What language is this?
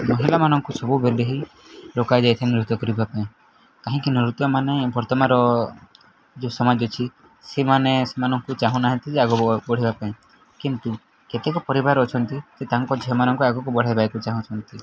Odia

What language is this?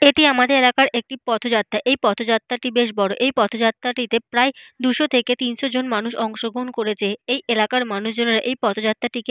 Bangla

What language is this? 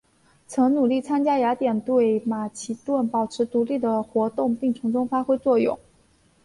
Chinese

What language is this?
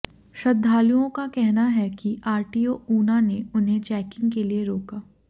Hindi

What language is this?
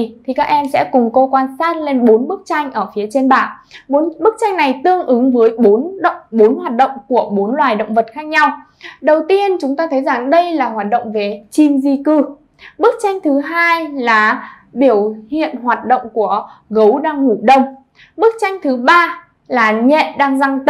Vietnamese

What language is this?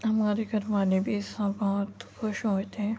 Urdu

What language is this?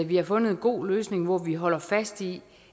Danish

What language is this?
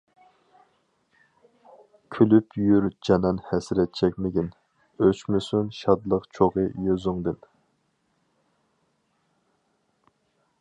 Uyghur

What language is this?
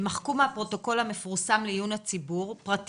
Hebrew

